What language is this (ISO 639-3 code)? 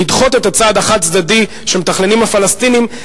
heb